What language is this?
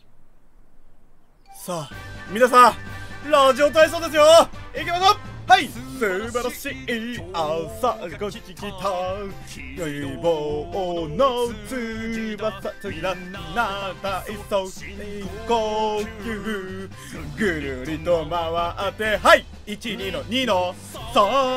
Japanese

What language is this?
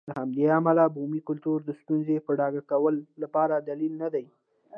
Pashto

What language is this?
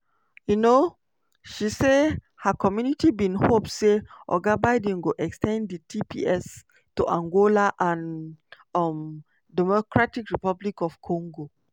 Nigerian Pidgin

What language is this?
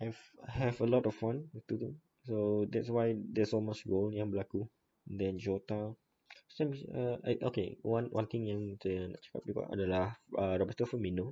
Malay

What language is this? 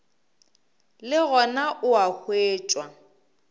Northern Sotho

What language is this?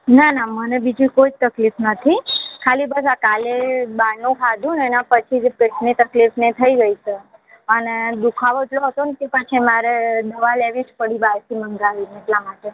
Gujarati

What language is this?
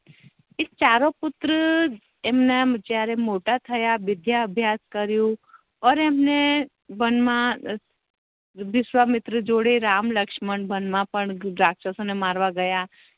Gujarati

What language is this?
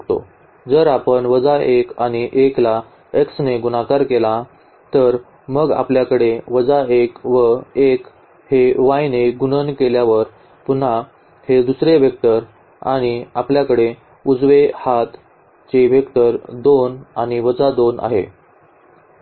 Marathi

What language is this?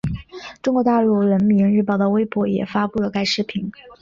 Chinese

